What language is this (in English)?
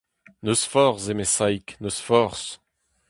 Breton